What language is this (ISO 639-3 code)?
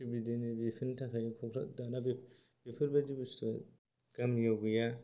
brx